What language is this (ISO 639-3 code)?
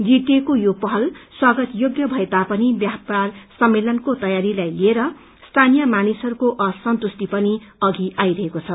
nep